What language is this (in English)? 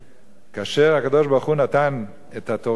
Hebrew